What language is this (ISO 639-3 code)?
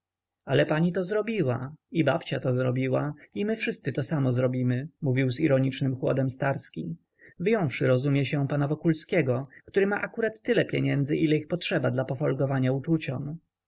pol